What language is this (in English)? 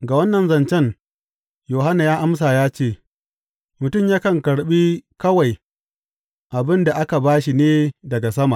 Hausa